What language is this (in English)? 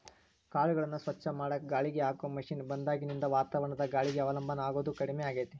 Kannada